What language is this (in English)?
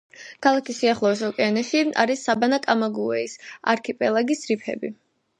Georgian